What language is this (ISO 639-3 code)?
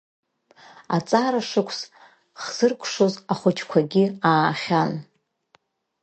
abk